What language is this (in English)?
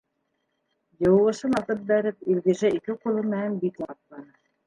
Bashkir